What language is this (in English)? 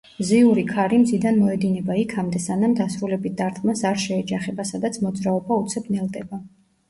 Georgian